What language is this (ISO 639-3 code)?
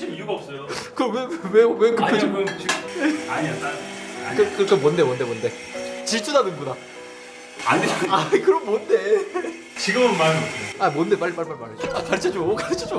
kor